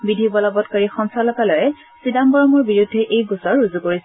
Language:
Assamese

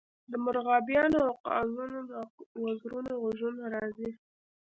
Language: Pashto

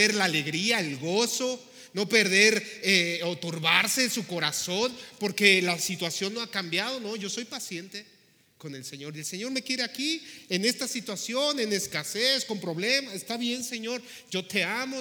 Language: Spanish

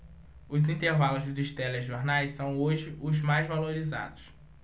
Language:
Portuguese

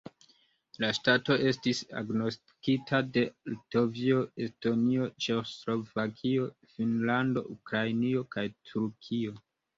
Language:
Esperanto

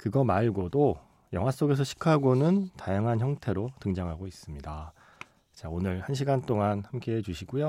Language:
Korean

